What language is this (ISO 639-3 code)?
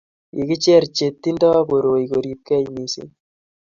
kln